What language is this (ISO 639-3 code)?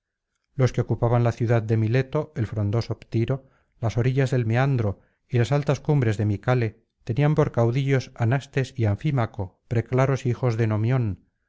spa